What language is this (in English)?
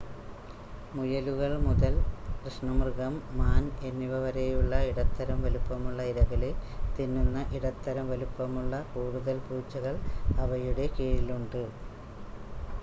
Malayalam